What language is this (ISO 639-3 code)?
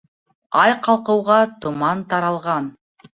bak